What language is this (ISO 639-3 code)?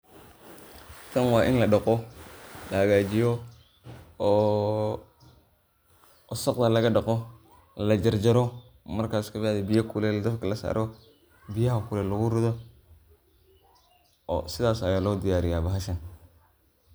som